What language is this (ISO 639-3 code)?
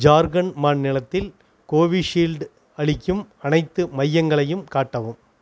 tam